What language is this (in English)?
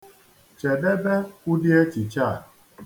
Igbo